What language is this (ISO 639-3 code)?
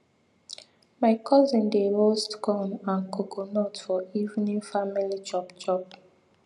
pcm